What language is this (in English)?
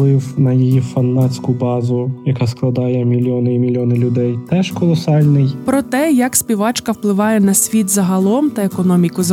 Ukrainian